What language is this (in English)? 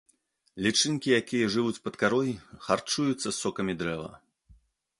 Belarusian